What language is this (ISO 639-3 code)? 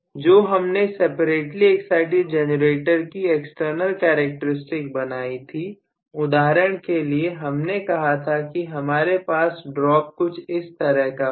hin